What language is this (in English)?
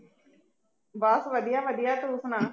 Punjabi